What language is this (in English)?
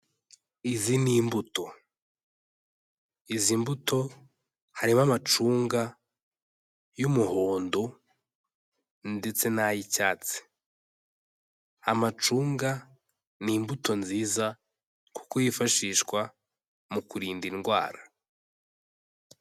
Kinyarwanda